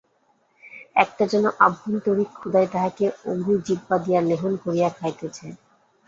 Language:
Bangla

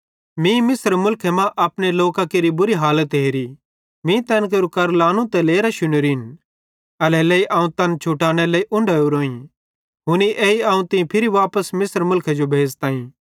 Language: Bhadrawahi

